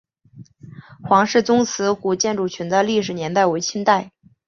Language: Chinese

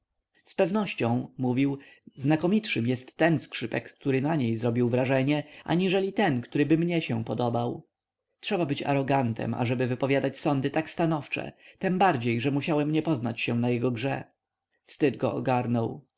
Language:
Polish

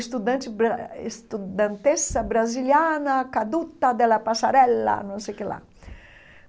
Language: Portuguese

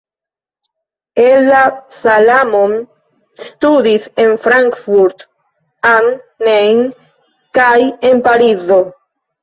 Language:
Esperanto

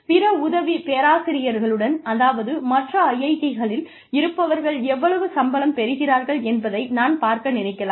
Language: Tamil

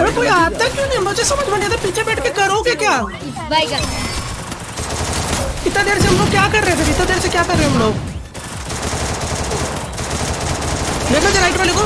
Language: Hindi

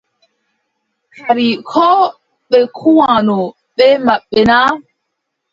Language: Adamawa Fulfulde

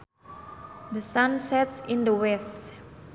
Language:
Sundanese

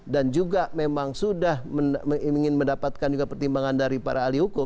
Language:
Indonesian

